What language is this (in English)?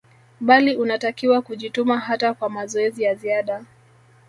Swahili